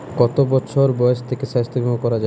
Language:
Bangla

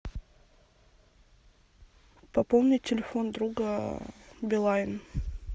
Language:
Russian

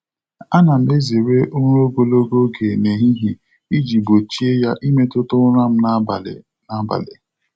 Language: Igbo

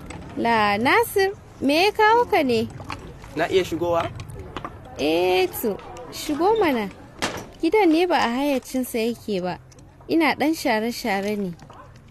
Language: Filipino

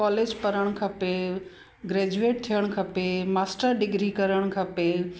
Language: Sindhi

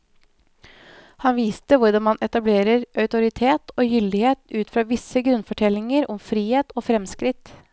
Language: Norwegian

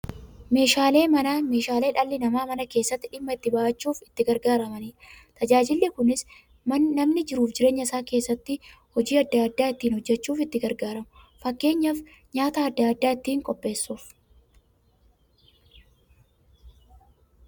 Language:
Oromo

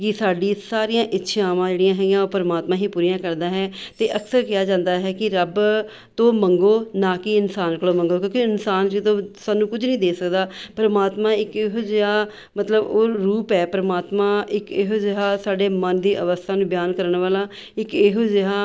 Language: Punjabi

